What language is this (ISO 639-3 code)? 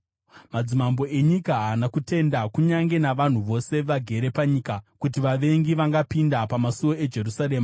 sna